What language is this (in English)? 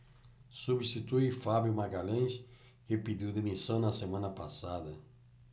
Portuguese